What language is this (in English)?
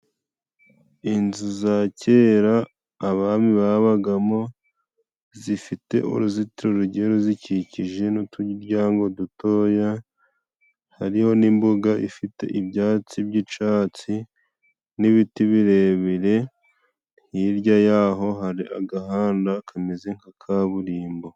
Kinyarwanda